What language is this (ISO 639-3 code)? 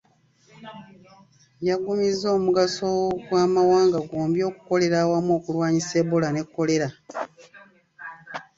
lug